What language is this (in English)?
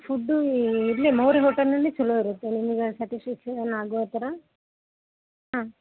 Kannada